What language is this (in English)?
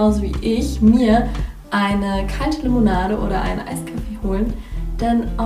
German